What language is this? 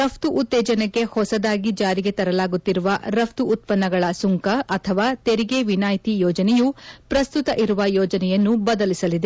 Kannada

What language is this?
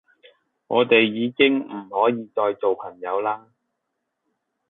Cantonese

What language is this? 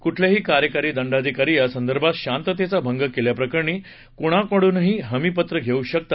Marathi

